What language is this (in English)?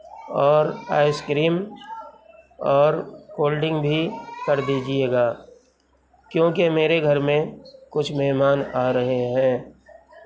Urdu